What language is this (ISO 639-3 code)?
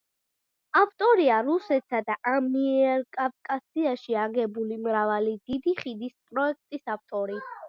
kat